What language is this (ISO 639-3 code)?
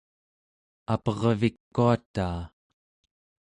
esu